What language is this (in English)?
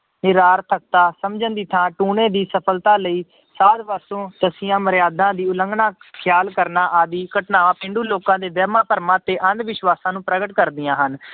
Punjabi